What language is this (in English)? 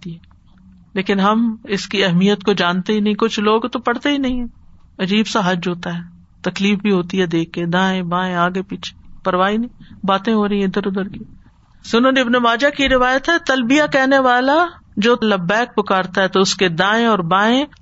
Urdu